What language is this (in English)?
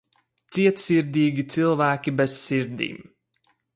Latvian